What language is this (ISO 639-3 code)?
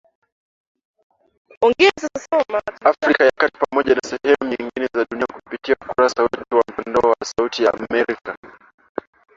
swa